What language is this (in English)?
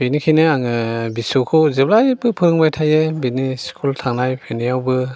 Bodo